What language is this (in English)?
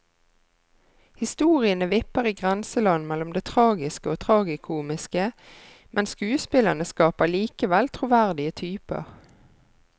Norwegian